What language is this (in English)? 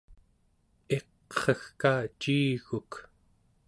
Central Yupik